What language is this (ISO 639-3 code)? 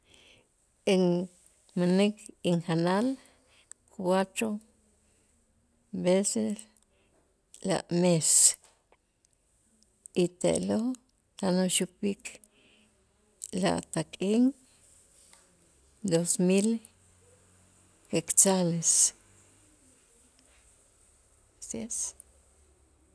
itz